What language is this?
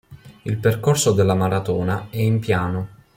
Italian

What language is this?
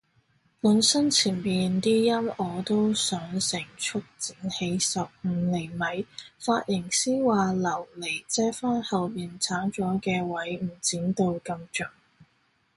Cantonese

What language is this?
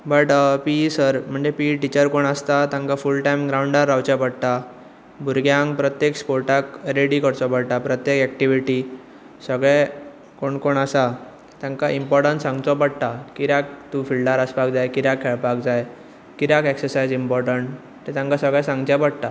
Konkani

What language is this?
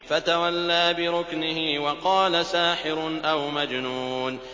Arabic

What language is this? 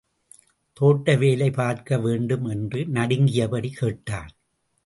Tamil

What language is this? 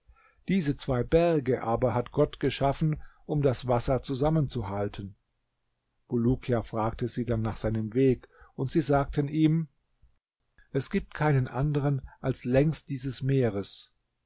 German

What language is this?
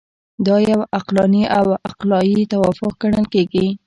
Pashto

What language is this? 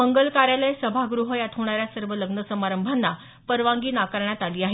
Marathi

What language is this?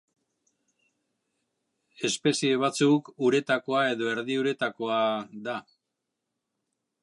Basque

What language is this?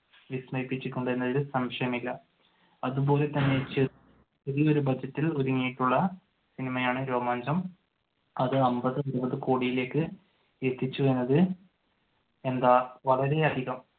Malayalam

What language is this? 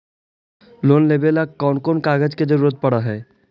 Magahi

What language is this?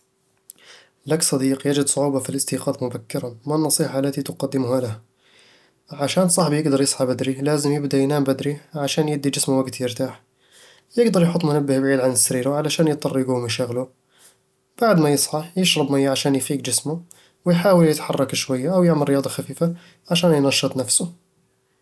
Eastern Egyptian Bedawi Arabic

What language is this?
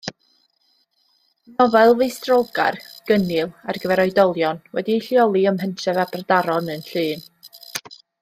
Welsh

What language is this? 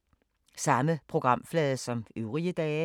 Danish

